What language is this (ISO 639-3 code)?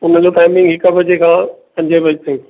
snd